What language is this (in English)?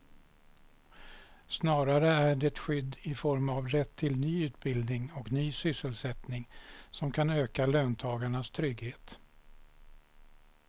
Swedish